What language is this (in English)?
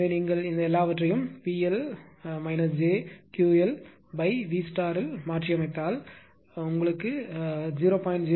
Tamil